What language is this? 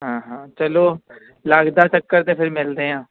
Punjabi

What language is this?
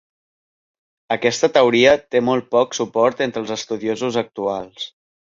Catalan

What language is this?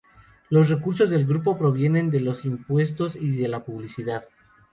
Spanish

